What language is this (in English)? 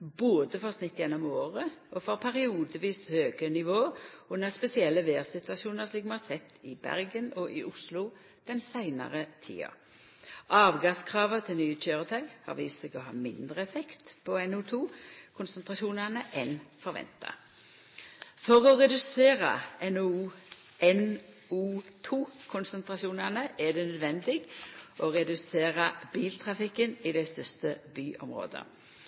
Norwegian Nynorsk